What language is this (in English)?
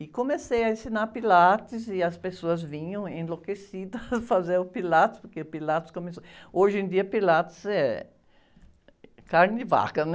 Portuguese